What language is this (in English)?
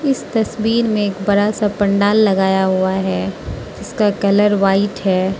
Hindi